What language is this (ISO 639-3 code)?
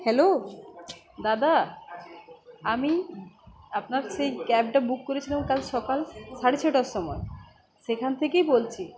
ben